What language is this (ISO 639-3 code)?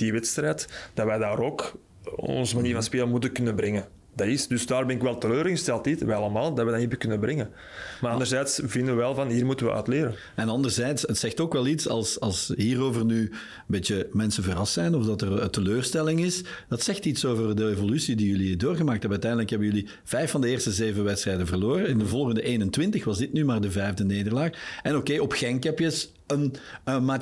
nld